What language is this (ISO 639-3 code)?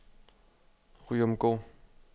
dan